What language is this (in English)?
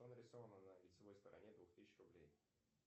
Russian